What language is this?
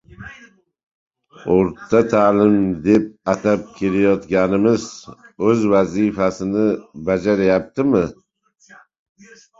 Uzbek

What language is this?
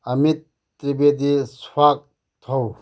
Manipuri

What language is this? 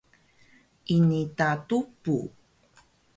Taroko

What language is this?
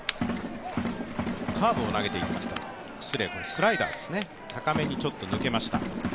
Japanese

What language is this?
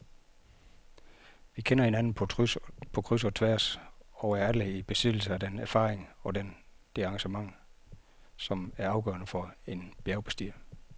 Danish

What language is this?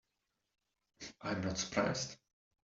English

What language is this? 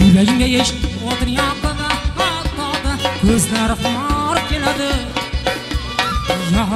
Arabic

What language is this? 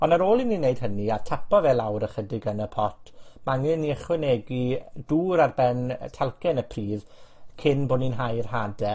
Welsh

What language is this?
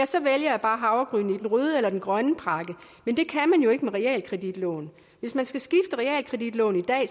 Danish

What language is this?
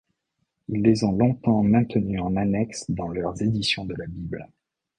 French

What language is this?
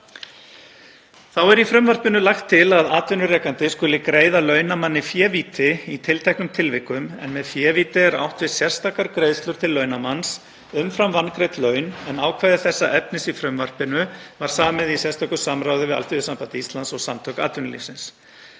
Icelandic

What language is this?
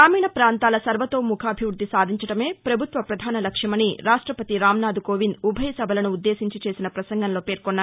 Telugu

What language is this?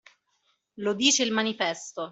Italian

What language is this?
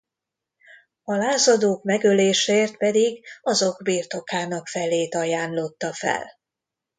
Hungarian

